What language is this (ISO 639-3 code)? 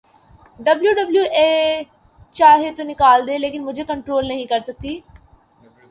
urd